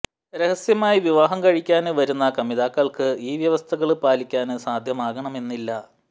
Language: Malayalam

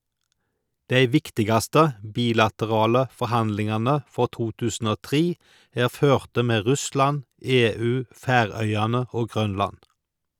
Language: Norwegian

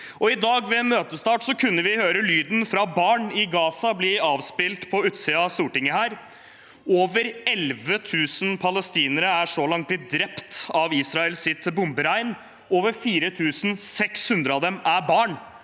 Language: Norwegian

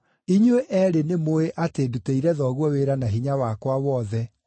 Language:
Kikuyu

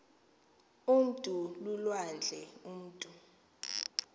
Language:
Xhosa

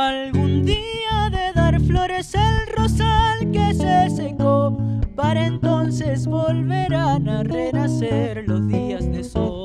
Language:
Spanish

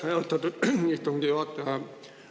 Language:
Estonian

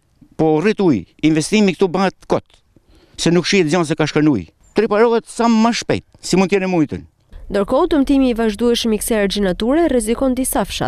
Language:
Romanian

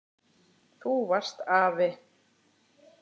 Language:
Icelandic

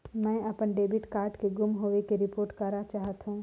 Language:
Chhattisgarhi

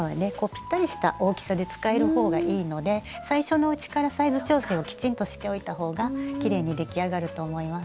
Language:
Japanese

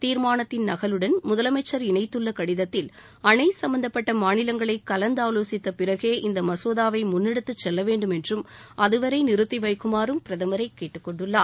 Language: Tamil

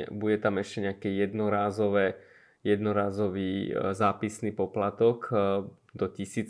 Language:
Slovak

